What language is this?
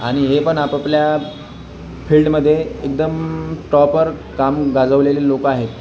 Marathi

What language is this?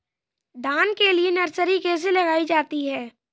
Hindi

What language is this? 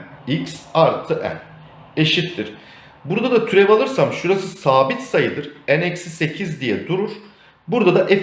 Turkish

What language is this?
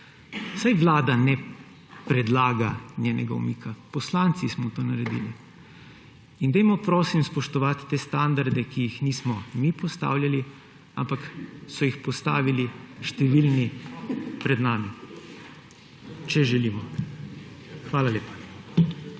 Slovenian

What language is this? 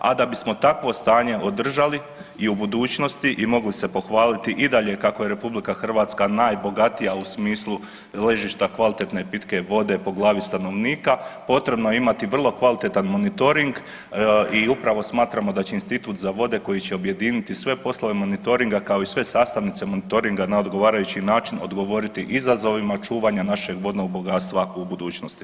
Croatian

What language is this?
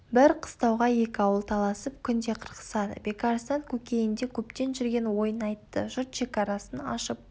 Kazakh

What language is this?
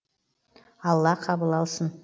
Kazakh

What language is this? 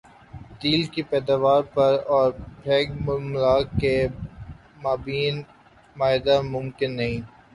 Urdu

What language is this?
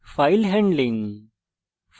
Bangla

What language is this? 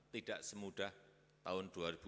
Indonesian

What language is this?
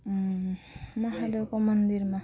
Nepali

